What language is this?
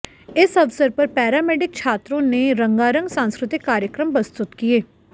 Hindi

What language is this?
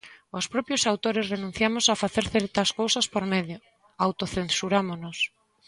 Galician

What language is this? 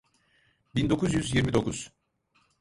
Turkish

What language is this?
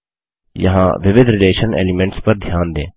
Hindi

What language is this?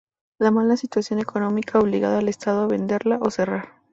Spanish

